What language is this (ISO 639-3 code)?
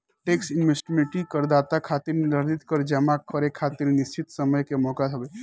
bho